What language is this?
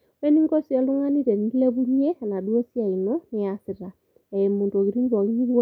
Masai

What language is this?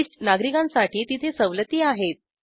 Marathi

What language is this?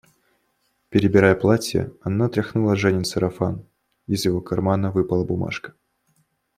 Russian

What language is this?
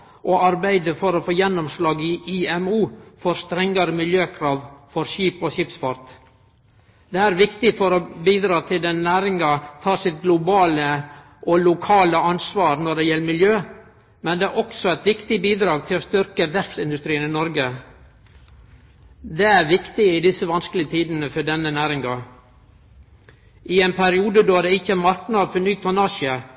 Norwegian Nynorsk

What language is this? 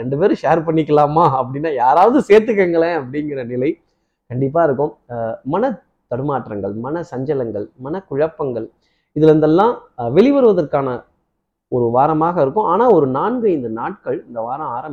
Tamil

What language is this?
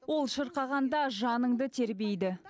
Kazakh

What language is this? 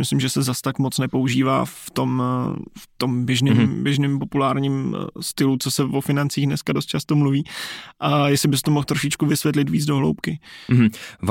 Czech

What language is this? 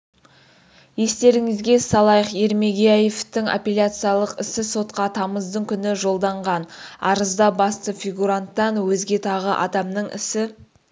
Kazakh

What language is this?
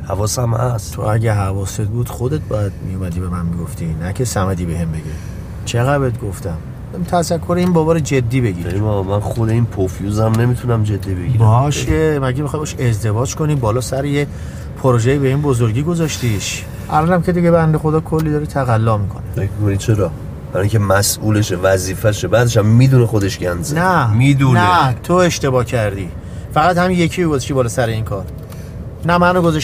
Persian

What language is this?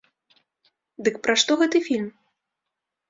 Belarusian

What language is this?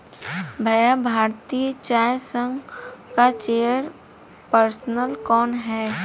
Hindi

